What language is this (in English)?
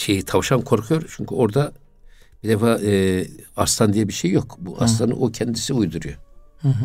Turkish